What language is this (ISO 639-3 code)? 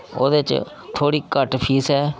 doi